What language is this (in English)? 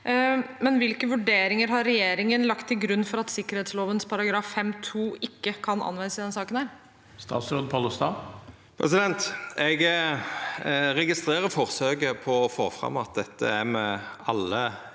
Norwegian